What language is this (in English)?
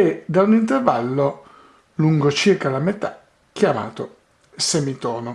Italian